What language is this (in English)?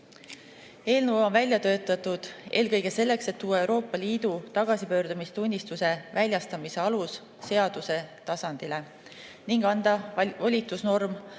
Estonian